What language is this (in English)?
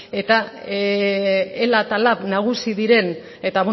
Basque